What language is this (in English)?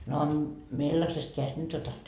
Finnish